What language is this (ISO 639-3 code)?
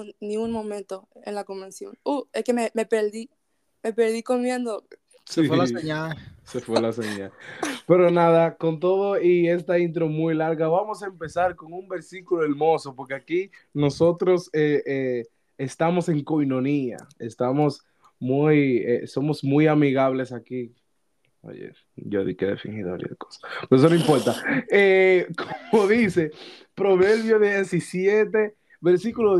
spa